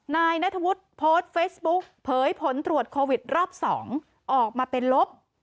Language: Thai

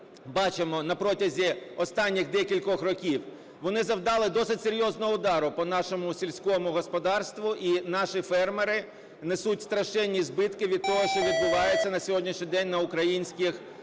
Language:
Ukrainian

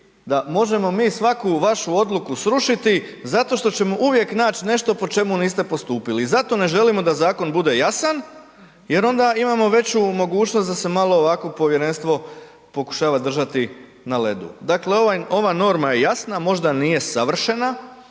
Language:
Croatian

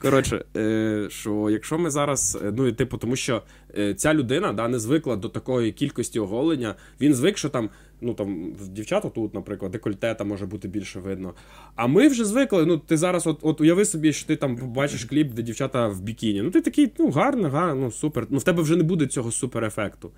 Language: Ukrainian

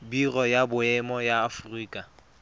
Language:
Tswana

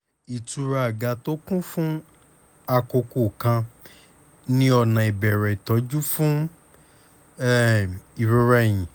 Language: Yoruba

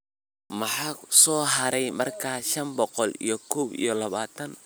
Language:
Somali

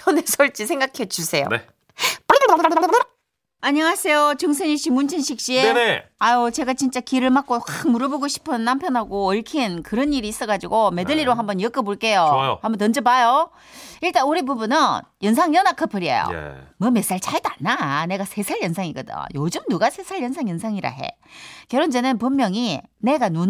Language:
Korean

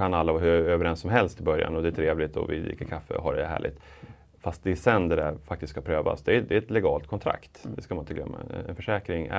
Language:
Swedish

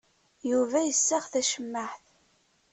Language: Kabyle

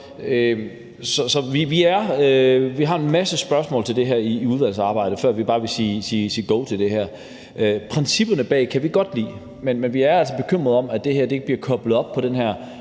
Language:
Danish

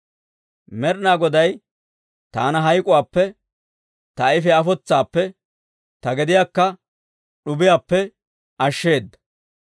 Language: Dawro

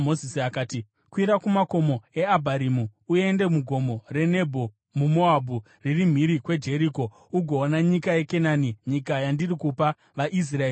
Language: Shona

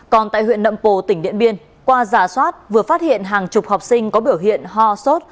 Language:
Vietnamese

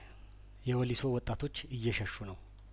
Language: Amharic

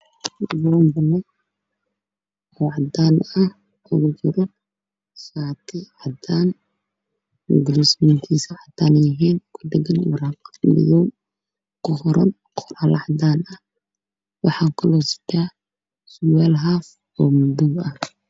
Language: Somali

